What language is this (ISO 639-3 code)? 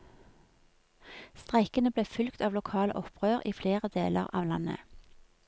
nor